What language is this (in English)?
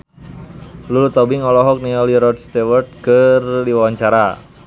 Sundanese